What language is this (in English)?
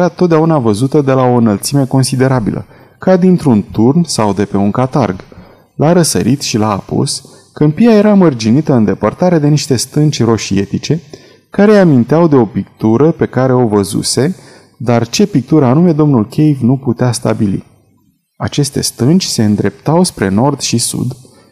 Romanian